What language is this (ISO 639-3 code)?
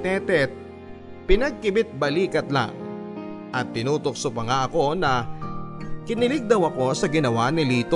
fil